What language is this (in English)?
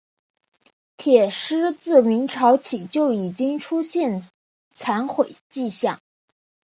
Chinese